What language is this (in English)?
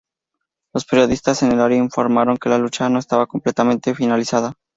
Spanish